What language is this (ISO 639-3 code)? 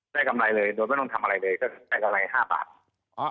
tha